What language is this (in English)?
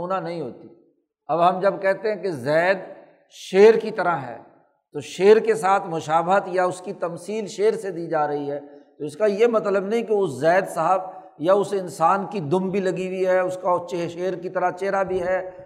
Urdu